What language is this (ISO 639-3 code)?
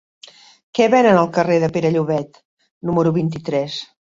cat